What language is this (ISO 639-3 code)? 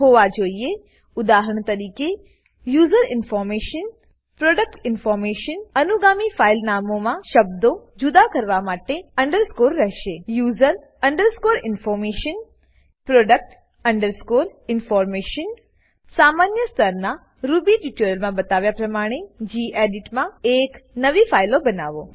guj